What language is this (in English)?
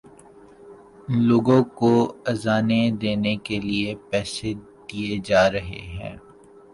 Urdu